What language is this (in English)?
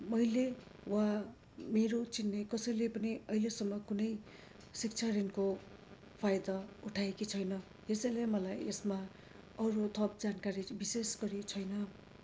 Nepali